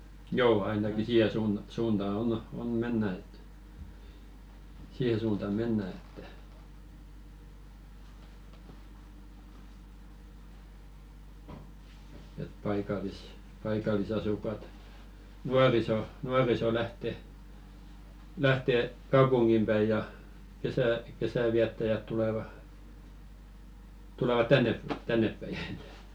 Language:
Finnish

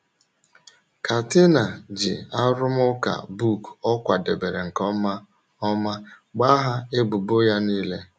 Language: Igbo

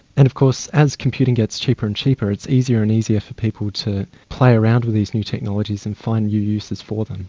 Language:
English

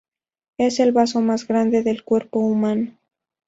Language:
Spanish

